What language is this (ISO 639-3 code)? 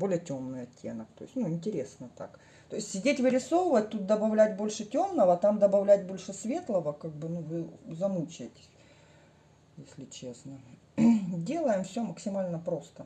rus